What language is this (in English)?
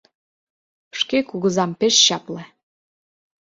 Mari